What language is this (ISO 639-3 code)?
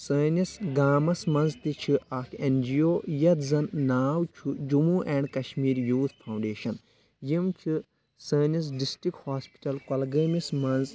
kas